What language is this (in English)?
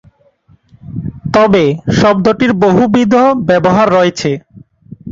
Bangla